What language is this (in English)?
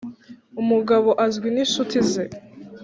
Kinyarwanda